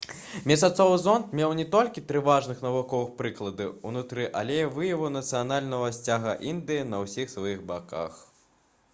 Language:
Belarusian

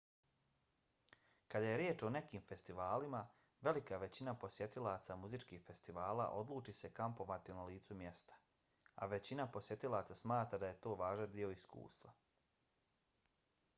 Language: Bosnian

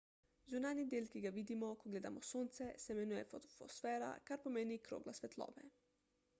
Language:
Slovenian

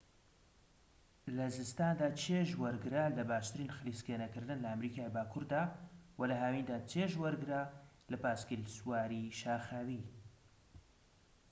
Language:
Central Kurdish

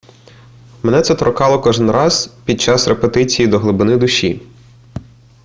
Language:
Ukrainian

